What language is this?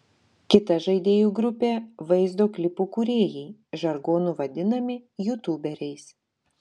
Lithuanian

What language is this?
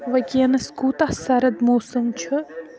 Kashmiri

